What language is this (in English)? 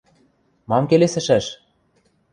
Western Mari